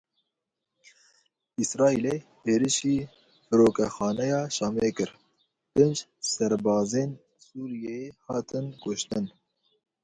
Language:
Kurdish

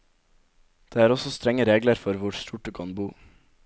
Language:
Norwegian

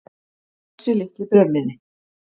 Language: Icelandic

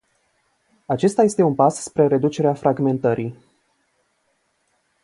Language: Romanian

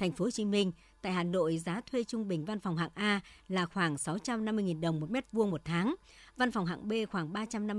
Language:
Vietnamese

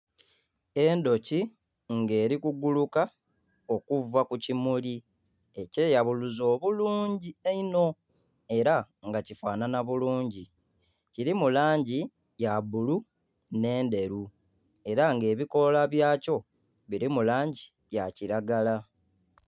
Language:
Soga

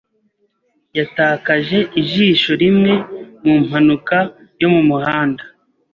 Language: Kinyarwanda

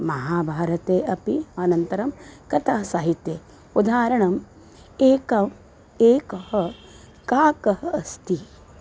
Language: Sanskrit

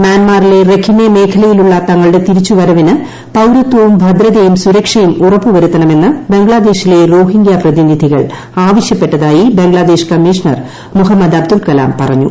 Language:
Malayalam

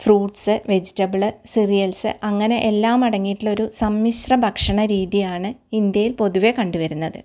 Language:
Malayalam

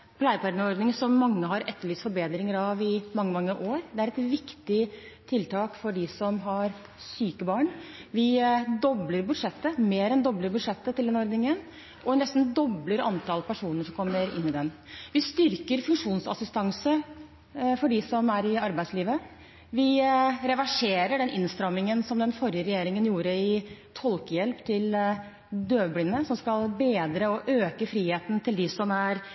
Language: Norwegian Bokmål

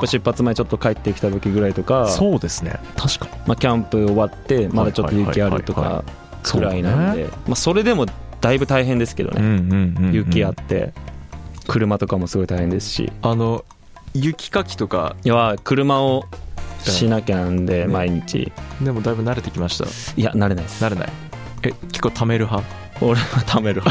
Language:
Japanese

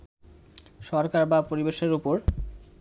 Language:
Bangla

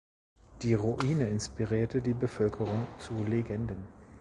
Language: German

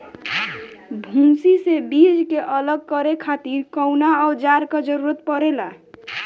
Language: Bhojpuri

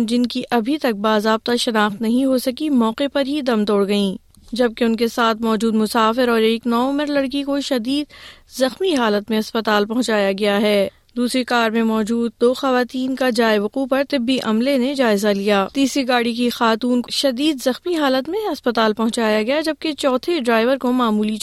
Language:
Urdu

